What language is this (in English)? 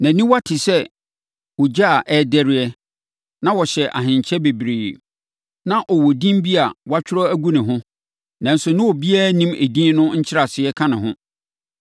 Akan